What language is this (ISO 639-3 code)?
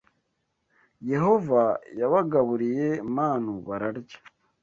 kin